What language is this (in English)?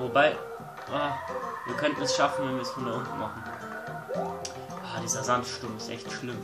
German